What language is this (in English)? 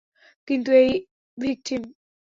Bangla